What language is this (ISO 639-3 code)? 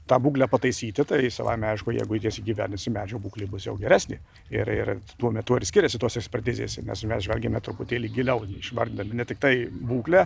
lit